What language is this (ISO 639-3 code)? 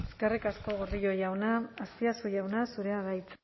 eus